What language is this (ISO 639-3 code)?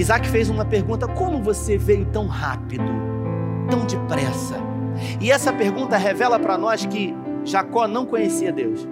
por